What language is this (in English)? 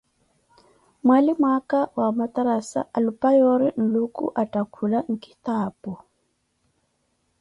Koti